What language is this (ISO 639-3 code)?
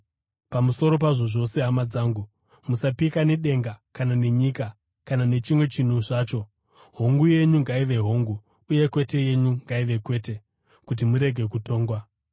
sna